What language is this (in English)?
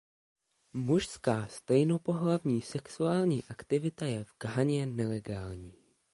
Czech